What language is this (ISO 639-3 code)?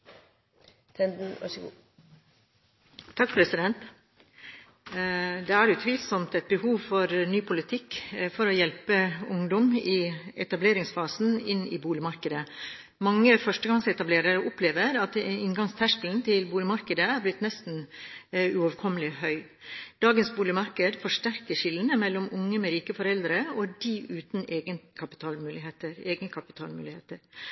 nob